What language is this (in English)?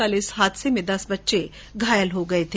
Hindi